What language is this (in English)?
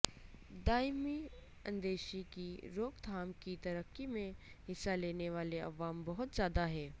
Urdu